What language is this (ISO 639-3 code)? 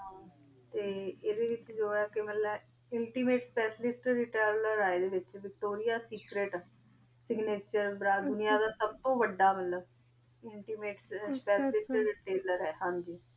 pan